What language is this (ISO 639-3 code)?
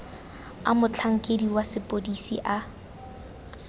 tsn